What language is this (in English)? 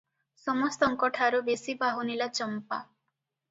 Odia